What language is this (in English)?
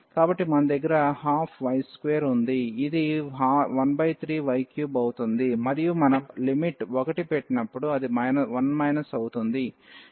Telugu